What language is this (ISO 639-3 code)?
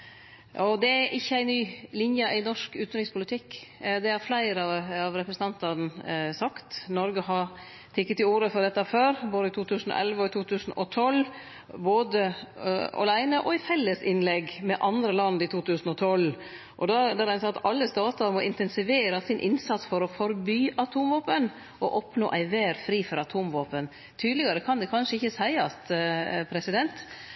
nno